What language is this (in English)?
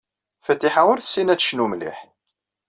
Kabyle